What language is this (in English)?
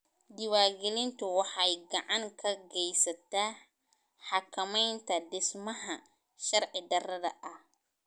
Somali